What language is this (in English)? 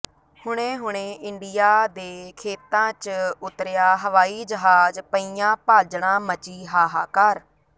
Punjabi